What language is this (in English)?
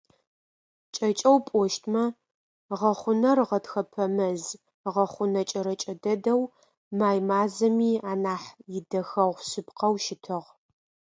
Adyghe